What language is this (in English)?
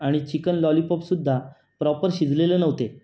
Marathi